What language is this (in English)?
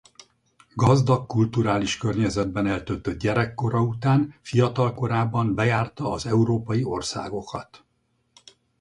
Hungarian